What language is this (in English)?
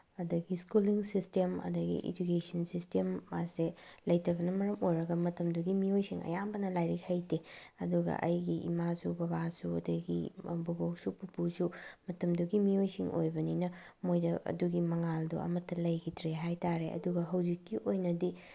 Manipuri